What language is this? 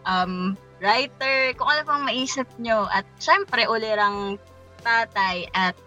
Filipino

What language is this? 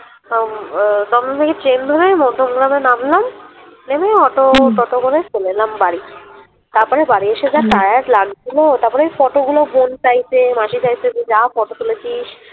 Bangla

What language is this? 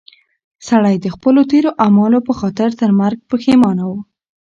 Pashto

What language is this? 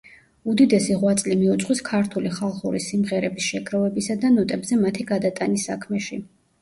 Georgian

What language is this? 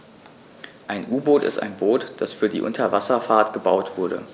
German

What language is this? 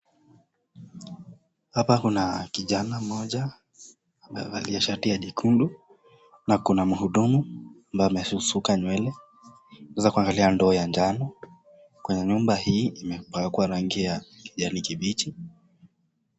Swahili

